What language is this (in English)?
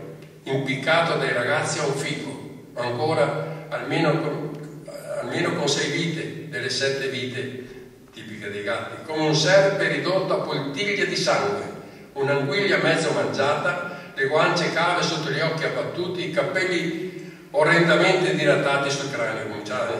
Italian